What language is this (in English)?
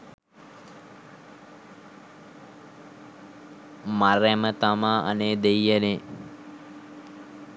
Sinhala